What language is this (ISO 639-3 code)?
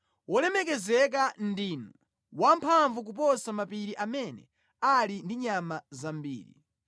nya